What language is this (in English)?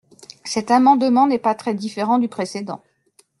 French